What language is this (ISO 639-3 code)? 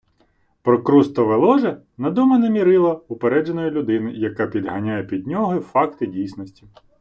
ukr